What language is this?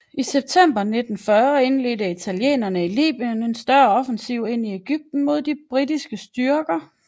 Danish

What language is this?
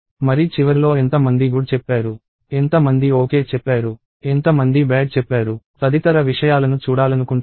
Telugu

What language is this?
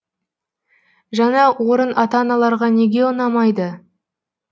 Kazakh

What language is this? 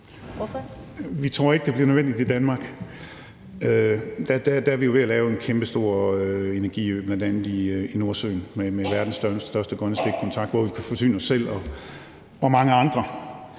Danish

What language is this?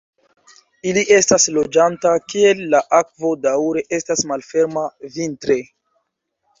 Esperanto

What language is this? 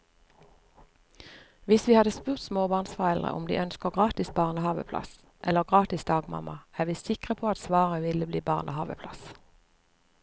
Norwegian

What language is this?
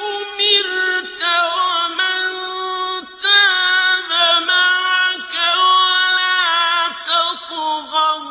Arabic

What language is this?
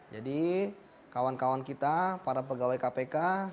Indonesian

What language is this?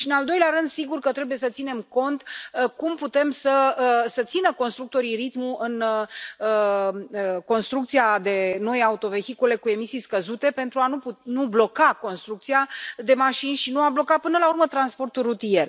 Romanian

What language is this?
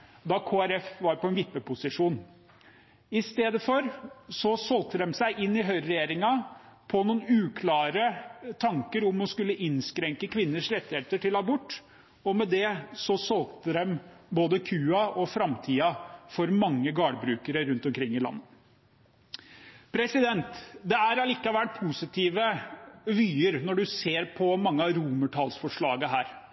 Norwegian Bokmål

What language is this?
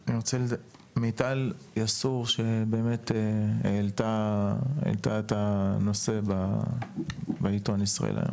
Hebrew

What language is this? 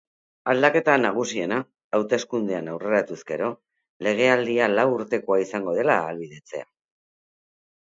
Basque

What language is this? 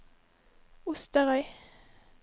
Norwegian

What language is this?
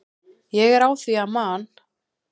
Icelandic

